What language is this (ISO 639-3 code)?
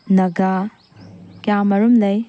mni